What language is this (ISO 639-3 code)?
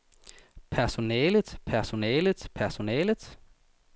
dan